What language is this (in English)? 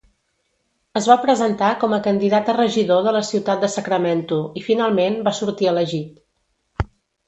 Catalan